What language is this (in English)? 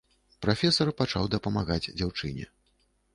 Belarusian